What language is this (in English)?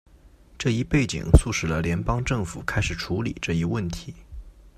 Chinese